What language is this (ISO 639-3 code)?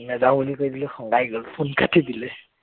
asm